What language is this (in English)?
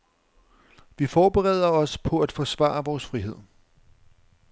Danish